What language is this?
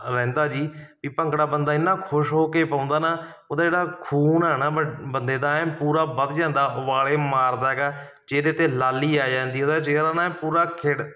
Punjabi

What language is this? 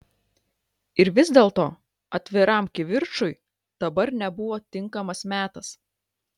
Lithuanian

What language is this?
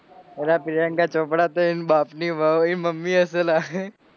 Gujarati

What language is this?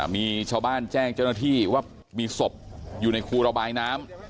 Thai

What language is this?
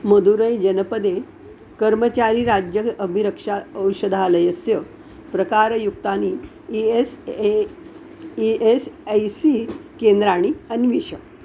Sanskrit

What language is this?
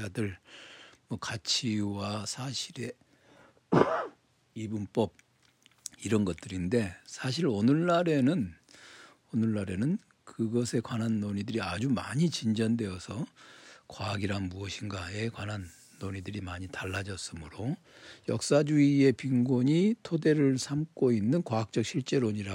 Korean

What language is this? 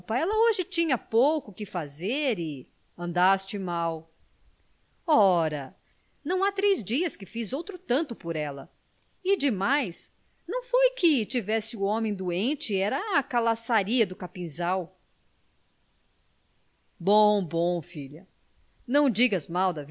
Portuguese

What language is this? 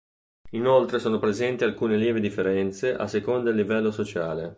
Italian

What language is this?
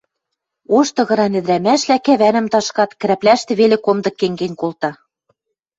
Western Mari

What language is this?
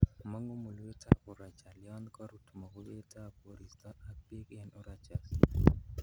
Kalenjin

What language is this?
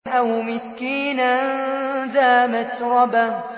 Arabic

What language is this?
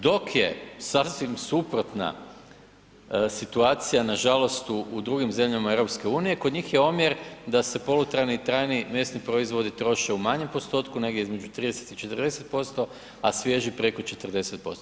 Croatian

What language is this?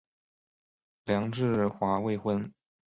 Chinese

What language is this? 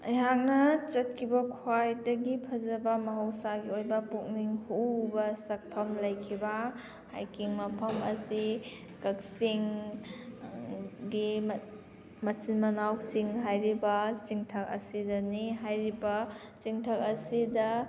Manipuri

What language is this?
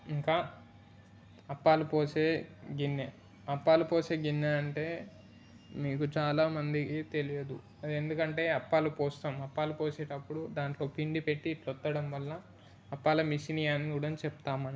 Telugu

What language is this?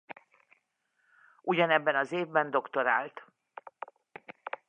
Hungarian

